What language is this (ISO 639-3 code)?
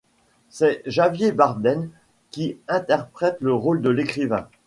fra